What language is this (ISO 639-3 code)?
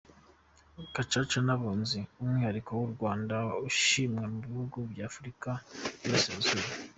kin